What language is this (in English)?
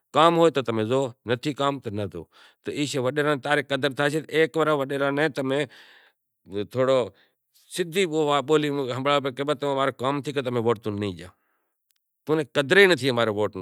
Kachi Koli